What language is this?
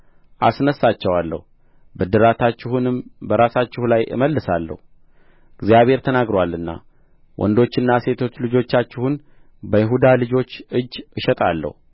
Amharic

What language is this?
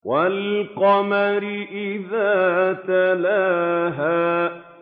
Arabic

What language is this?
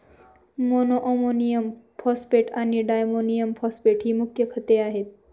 Marathi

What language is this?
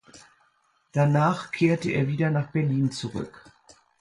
German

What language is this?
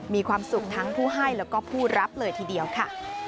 Thai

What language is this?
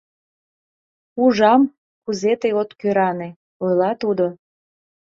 Mari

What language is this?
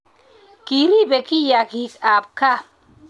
Kalenjin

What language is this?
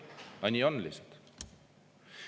Estonian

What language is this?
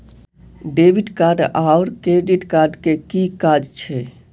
Maithili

